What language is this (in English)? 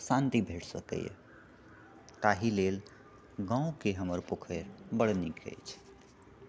Maithili